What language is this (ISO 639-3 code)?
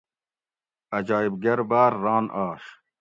gwc